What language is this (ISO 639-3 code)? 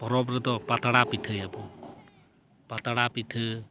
sat